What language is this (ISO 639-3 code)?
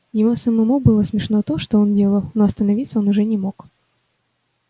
rus